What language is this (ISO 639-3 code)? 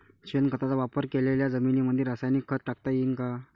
mar